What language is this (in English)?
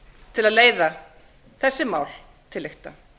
Icelandic